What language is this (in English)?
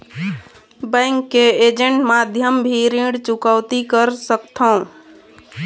Chhattisgarhi